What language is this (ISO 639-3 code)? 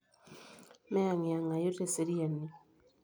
mas